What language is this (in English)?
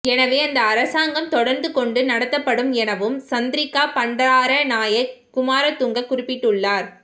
Tamil